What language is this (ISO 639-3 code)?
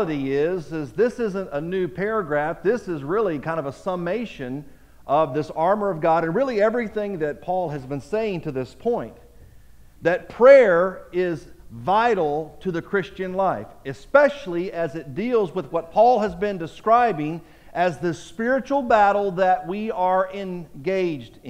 eng